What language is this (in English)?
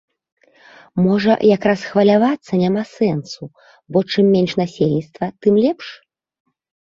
Belarusian